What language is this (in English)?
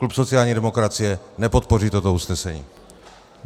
Czech